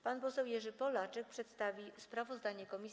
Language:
Polish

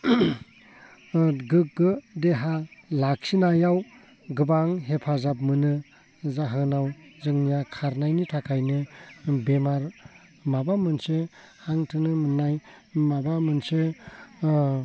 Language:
Bodo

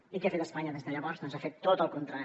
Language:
Catalan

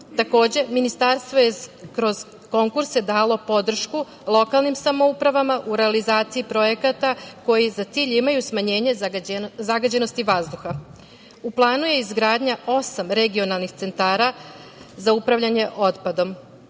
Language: Serbian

